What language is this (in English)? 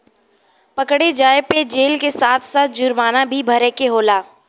Bhojpuri